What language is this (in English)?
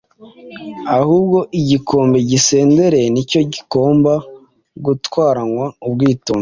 Kinyarwanda